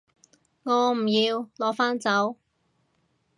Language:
Cantonese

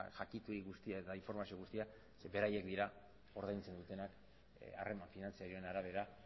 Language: Basque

